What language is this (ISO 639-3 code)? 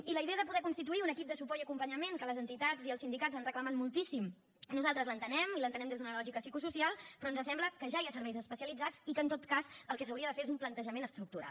cat